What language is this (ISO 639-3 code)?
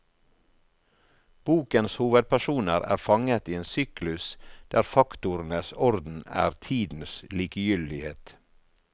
nor